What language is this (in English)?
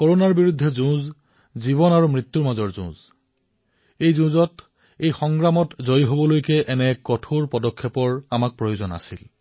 Assamese